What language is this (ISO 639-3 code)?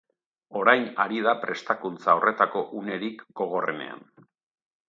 eus